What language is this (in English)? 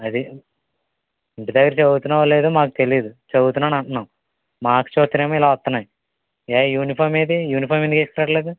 Telugu